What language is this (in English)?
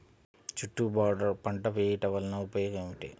Telugu